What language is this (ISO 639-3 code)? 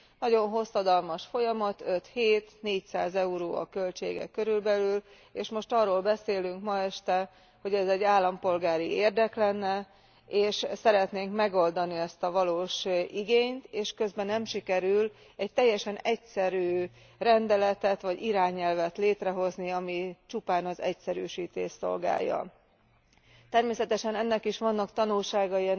hun